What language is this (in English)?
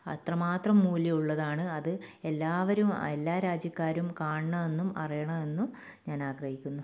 Malayalam